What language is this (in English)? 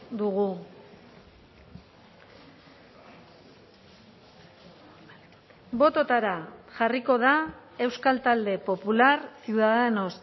Basque